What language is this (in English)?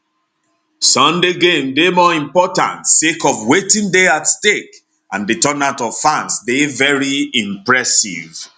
Nigerian Pidgin